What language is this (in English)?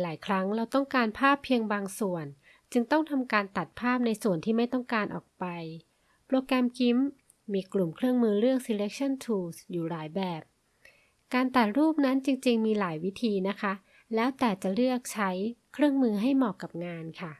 Thai